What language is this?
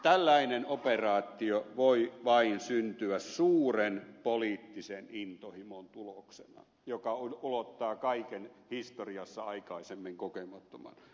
Finnish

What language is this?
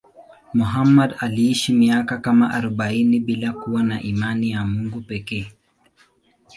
Swahili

